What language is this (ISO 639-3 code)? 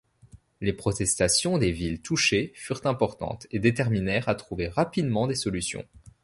fra